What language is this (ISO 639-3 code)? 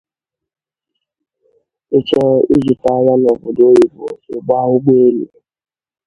ibo